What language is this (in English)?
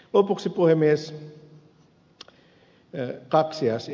Finnish